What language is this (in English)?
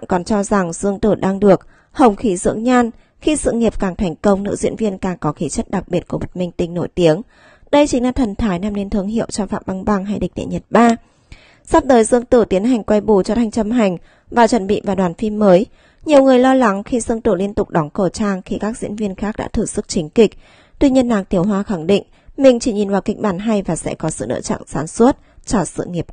Vietnamese